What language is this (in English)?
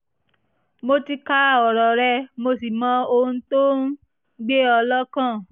Yoruba